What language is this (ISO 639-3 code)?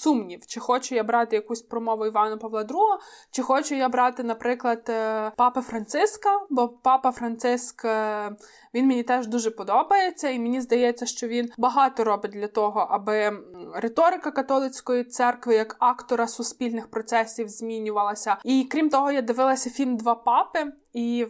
ukr